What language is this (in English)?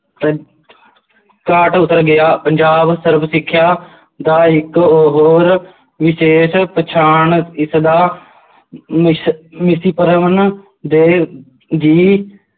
Punjabi